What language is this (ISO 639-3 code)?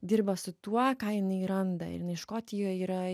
lit